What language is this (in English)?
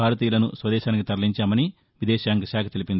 Telugu